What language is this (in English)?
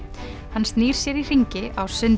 Icelandic